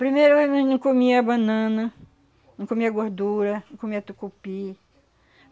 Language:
Portuguese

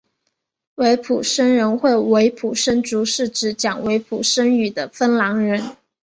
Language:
Chinese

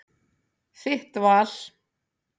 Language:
Icelandic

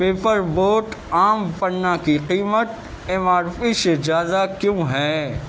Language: Urdu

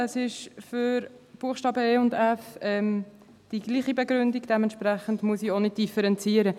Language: Swiss German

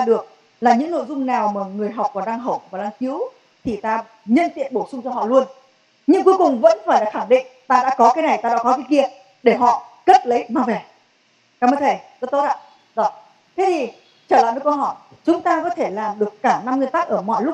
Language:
Vietnamese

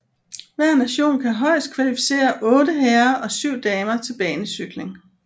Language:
Danish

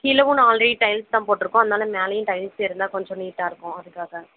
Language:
Tamil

